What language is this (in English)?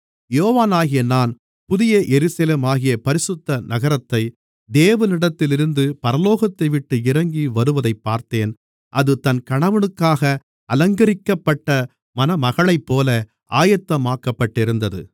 Tamil